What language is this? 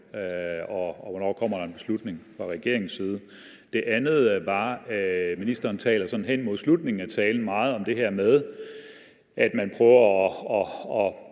Danish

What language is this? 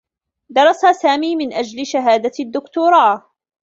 Arabic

